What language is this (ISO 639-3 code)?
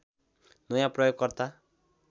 nep